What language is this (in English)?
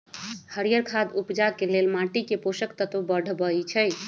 Magahi